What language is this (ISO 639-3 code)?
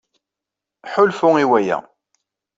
kab